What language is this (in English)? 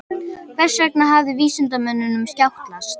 Icelandic